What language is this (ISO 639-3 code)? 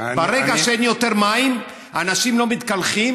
heb